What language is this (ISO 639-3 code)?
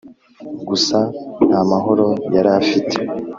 kin